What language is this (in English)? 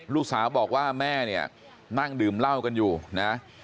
Thai